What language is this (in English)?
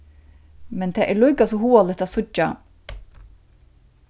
Faroese